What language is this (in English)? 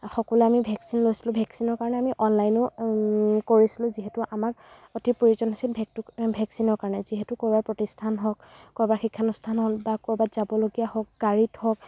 Assamese